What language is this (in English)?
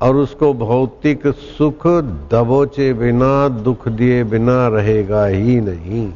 Hindi